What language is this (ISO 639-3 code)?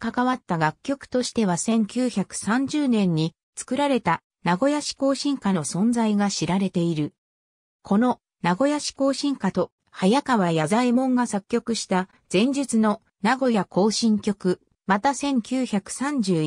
jpn